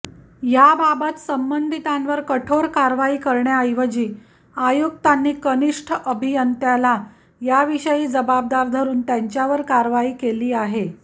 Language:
Marathi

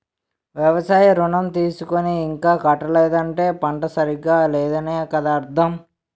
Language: Telugu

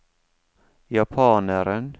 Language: Norwegian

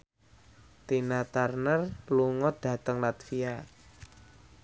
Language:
Javanese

